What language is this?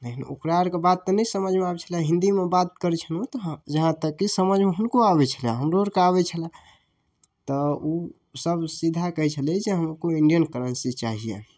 Maithili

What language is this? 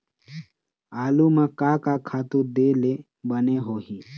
Chhattisgarhi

